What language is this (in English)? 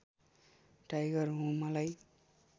Nepali